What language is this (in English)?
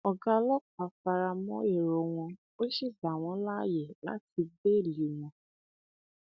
Yoruba